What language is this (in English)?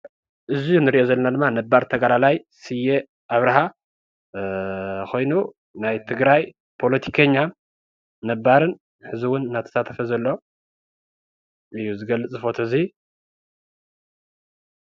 Tigrinya